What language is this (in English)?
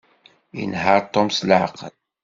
Kabyle